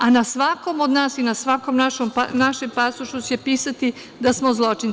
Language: Serbian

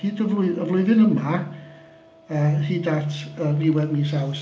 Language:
Welsh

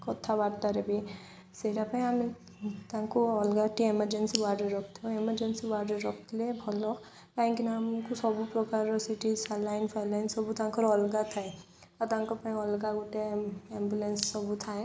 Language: Odia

